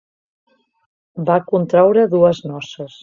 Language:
Catalan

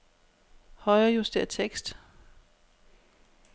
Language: Danish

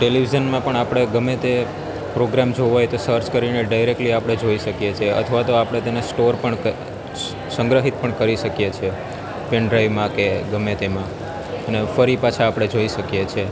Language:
Gujarati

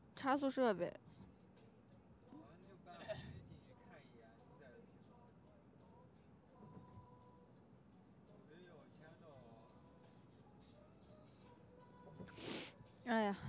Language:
Chinese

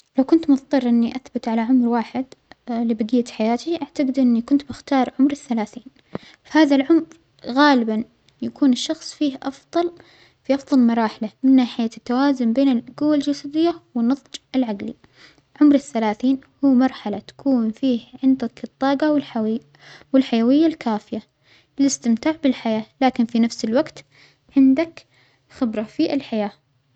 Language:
Omani Arabic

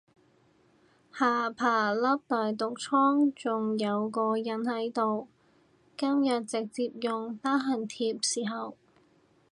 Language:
Cantonese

